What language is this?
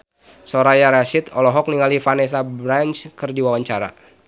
Sundanese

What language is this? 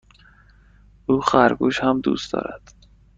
Persian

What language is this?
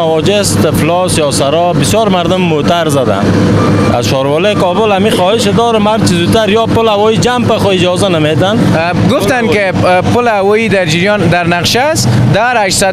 Persian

